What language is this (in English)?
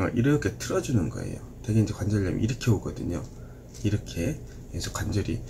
Korean